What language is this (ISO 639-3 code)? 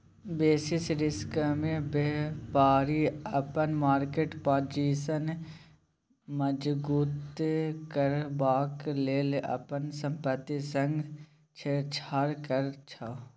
mai